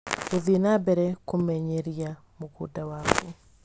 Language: Kikuyu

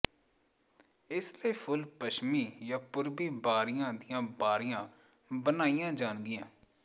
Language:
Punjabi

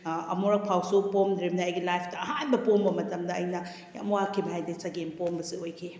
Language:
Manipuri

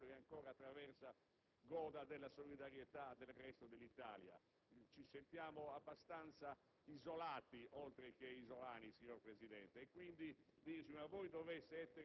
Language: Italian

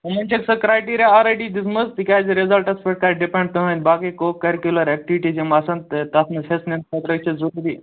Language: Kashmiri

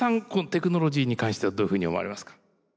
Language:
Japanese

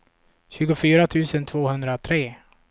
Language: Swedish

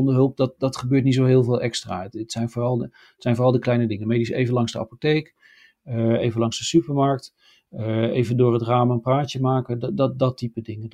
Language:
Dutch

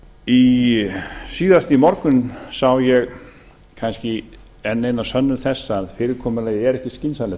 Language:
Icelandic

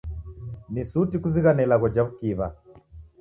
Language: Taita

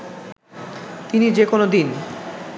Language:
Bangla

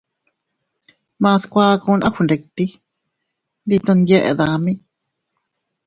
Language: Teutila Cuicatec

